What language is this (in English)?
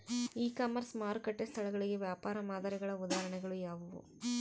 Kannada